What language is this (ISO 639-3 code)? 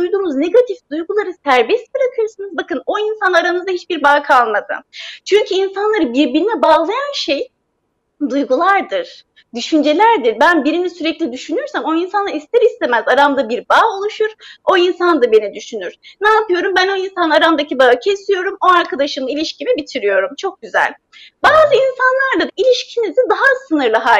tur